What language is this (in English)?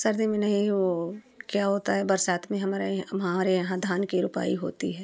Hindi